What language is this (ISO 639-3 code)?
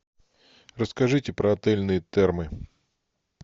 rus